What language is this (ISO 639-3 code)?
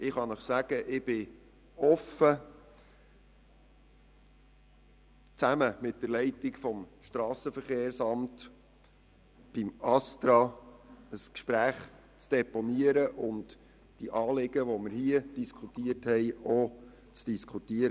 gsw